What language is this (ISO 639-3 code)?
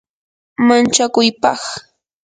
qur